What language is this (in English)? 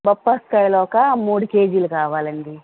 Telugu